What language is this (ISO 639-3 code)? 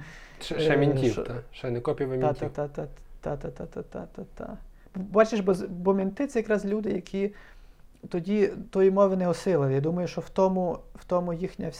ukr